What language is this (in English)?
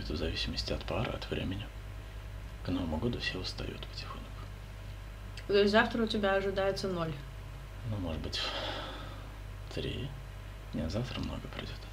Russian